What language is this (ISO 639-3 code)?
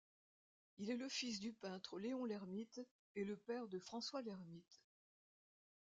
fra